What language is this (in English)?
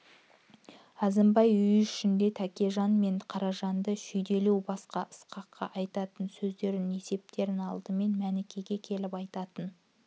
Kazakh